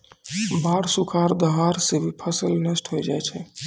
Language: Maithili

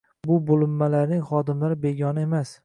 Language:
Uzbek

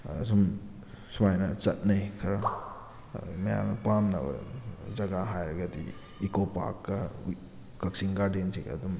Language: Manipuri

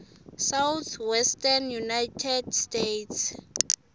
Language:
Swati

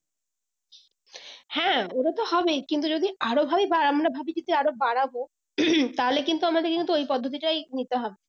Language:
Bangla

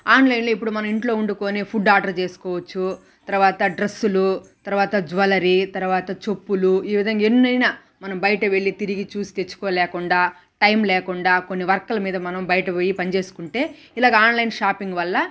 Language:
Telugu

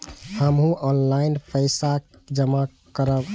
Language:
Maithili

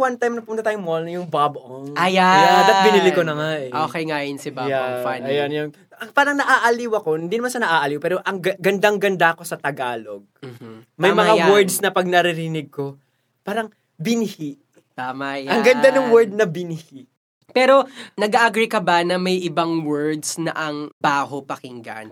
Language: Filipino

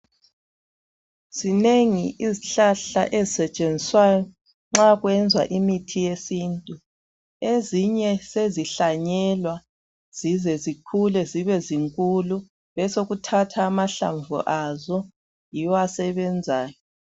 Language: North Ndebele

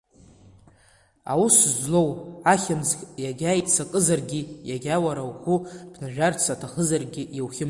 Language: Abkhazian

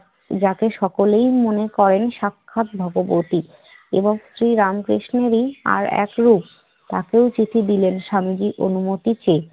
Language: Bangla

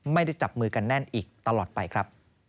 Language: Thai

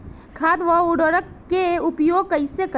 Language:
Bhojpuri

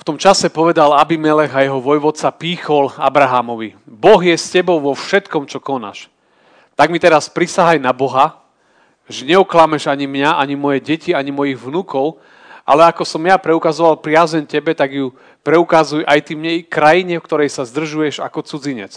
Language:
Slovak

